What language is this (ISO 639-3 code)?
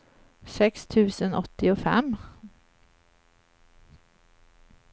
swe